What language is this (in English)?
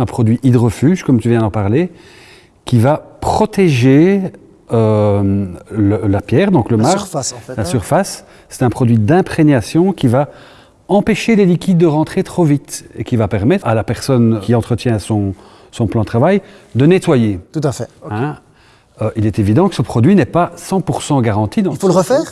French